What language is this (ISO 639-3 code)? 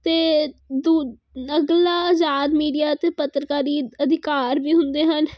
pan